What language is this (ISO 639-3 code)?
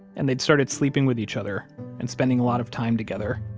eng